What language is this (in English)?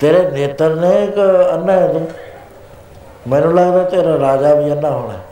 Punjabi